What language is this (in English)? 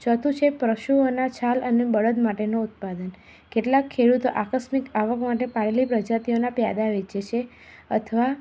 Gujarati